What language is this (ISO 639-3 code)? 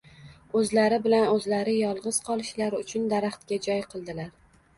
uzb